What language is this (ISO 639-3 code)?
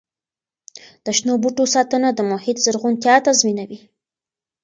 pus